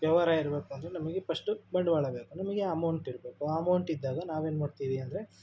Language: Kannada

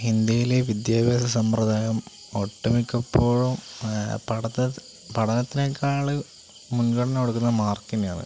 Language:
Malayalam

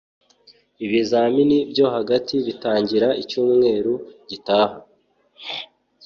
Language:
Kinyarwanda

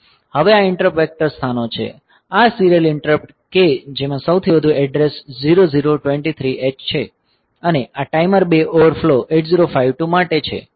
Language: Gujarati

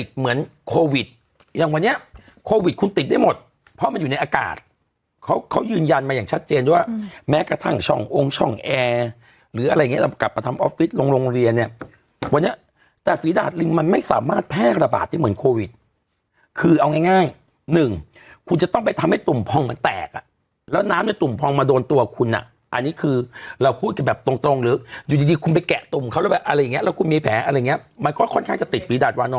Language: Thai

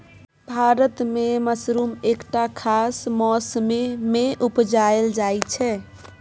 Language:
Maithili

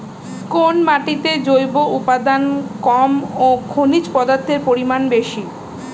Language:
Bangla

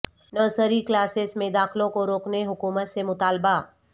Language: Urdu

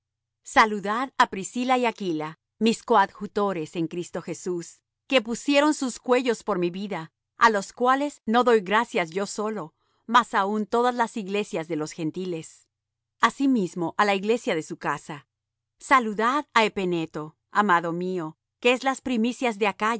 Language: Spanish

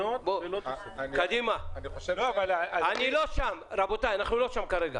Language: Hebrew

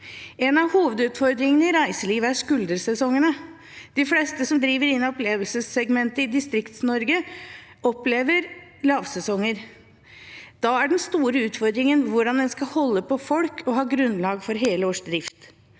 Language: Norwegian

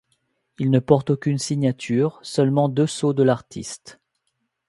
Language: French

